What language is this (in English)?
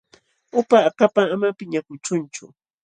Jauja Wanca Quechua